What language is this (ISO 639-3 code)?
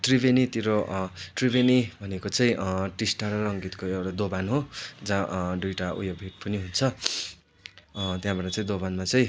nep